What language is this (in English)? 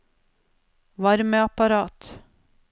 Norwegian